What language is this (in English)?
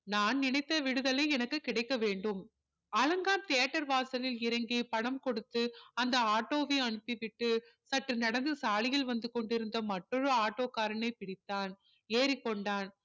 Tamil